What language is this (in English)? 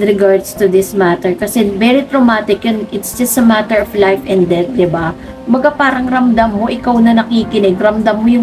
Filipino